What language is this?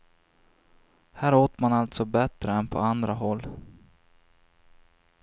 Swedish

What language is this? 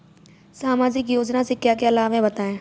Hindi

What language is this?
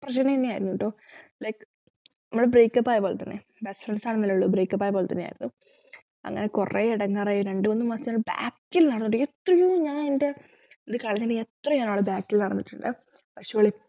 Malayalam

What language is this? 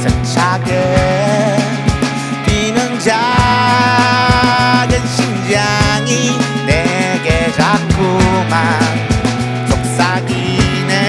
Japanese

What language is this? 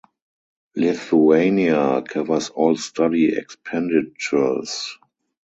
English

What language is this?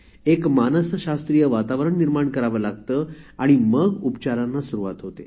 Marathi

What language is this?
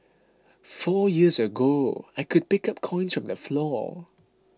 English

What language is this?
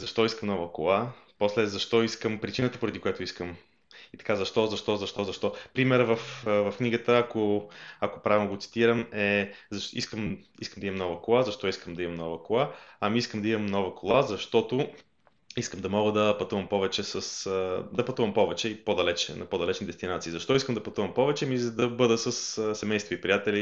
Bulgarian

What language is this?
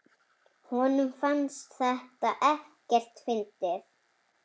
Icelandic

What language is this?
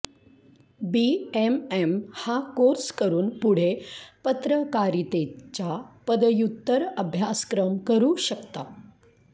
Marathi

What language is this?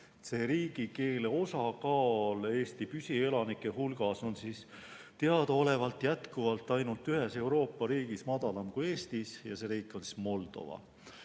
Estonian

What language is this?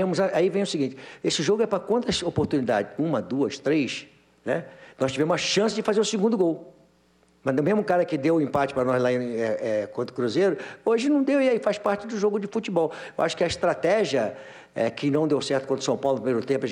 Portuguese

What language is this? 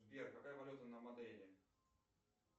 Russian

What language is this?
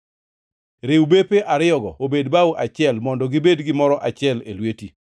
Luo (Kenya and Tanzania)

